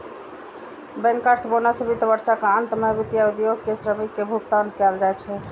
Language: Maithili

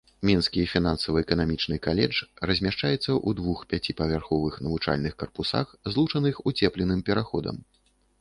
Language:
Belarusian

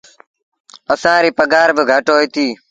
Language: Sindhi Bhil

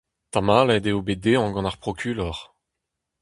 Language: Breton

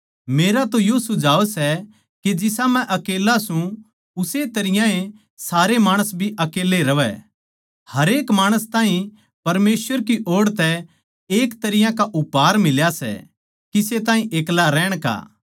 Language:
Haryanvi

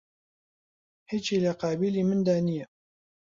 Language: Central Kurdish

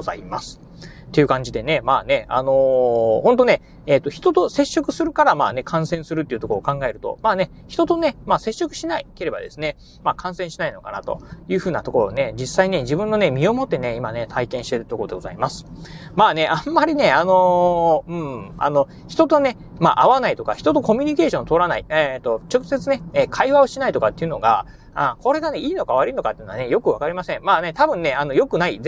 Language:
Japanese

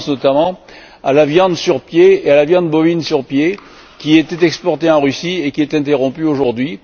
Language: French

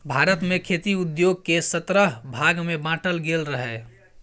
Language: Maithili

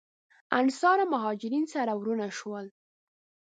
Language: Pashto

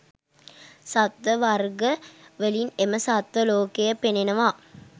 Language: Sinhala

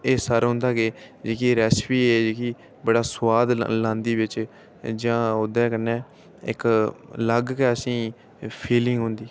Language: Dogri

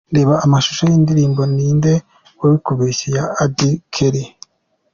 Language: Kinyarwanda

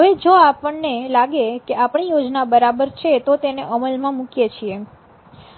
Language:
Gujarati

